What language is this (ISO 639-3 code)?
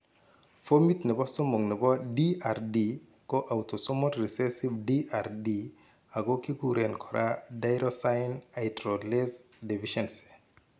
kln